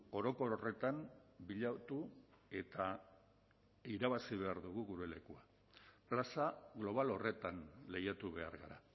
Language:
Basque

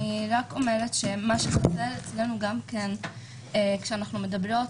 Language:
Hebrew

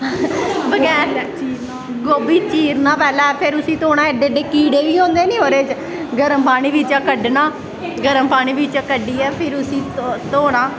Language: Dogri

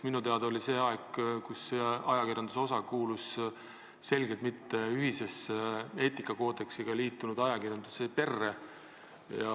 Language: Estonian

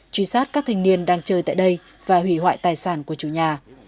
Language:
Vietnamese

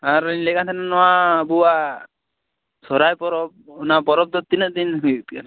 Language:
Santali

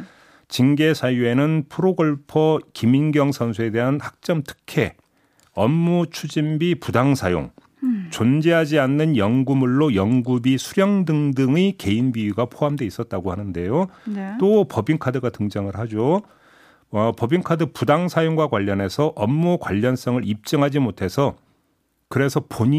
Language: Korean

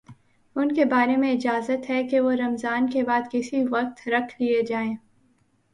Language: Urdu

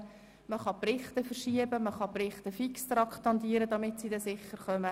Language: Swiss German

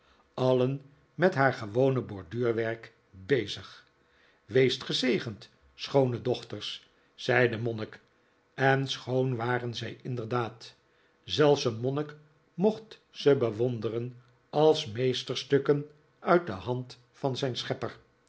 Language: Dutch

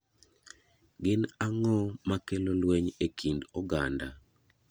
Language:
Luo (Kenya and Tanzania)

